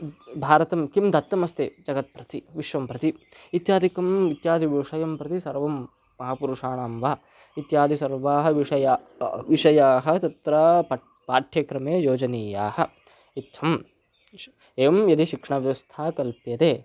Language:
Sanskrit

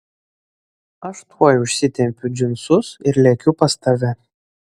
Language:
Lithuanian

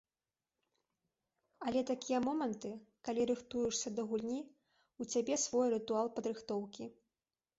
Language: Belarusian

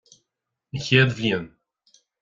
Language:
Irish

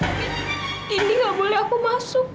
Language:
Indonesian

